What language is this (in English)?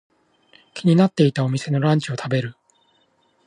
Japanese